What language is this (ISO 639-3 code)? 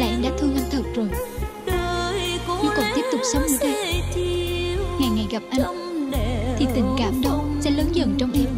vie